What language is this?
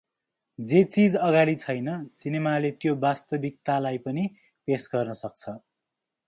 Nepali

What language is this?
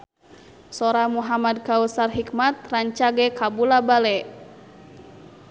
Sundanese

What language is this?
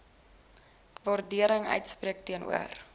Afrikaans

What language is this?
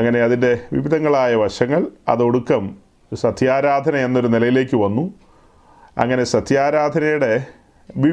Malayalam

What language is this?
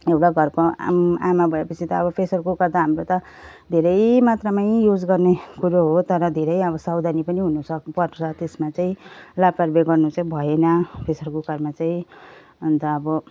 Nepali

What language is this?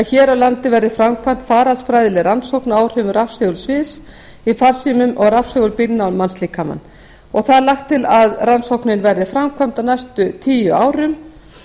Icelandic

